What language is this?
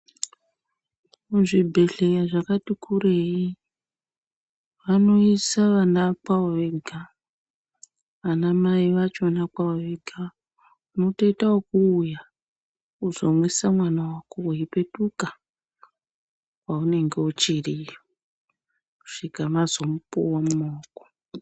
Ndau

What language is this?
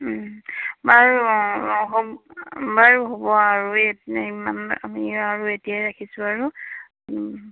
Assamese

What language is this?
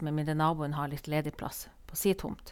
Norwegian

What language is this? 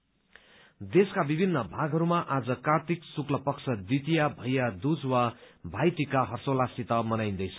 Nepali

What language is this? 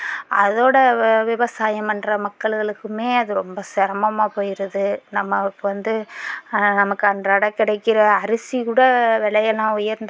Tamil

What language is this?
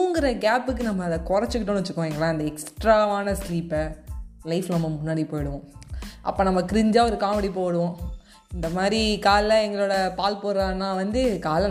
Tamil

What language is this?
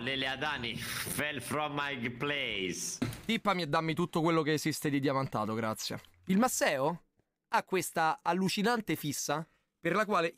Italian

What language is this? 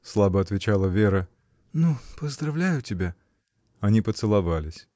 Russian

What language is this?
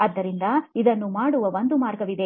Kannada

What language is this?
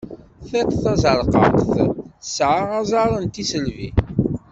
Kabyle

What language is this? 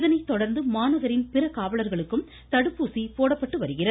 Tamil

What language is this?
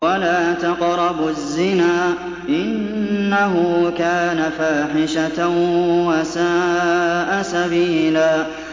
Arabic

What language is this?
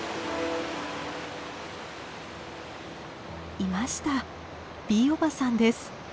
Japanese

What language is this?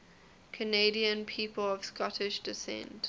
English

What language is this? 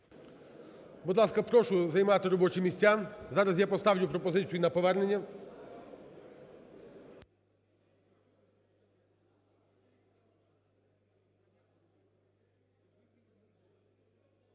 Ukrainian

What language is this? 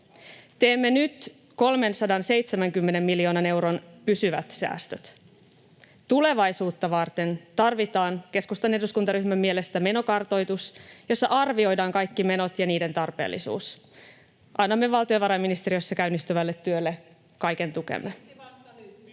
Finnish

